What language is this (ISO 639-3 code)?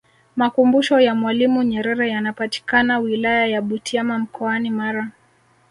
swa